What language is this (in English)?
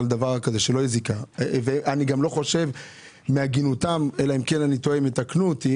Hebrew